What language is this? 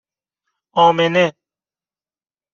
Persian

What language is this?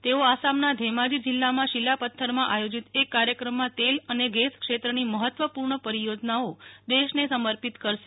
Gujarati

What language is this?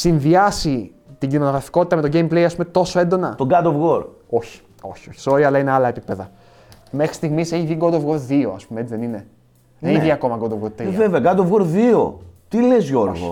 Greek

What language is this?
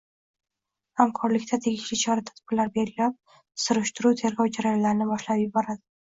Uzbek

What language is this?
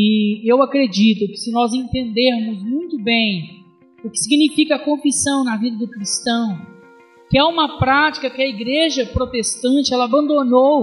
Portuguese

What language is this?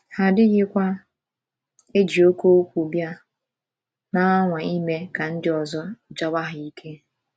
Igbo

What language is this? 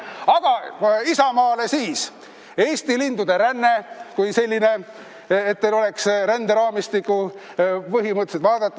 Estonian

